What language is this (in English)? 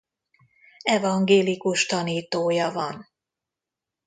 Hungarian